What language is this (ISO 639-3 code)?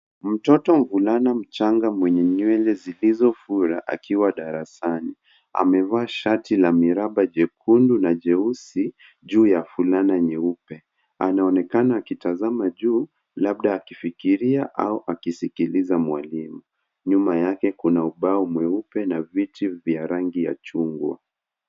swa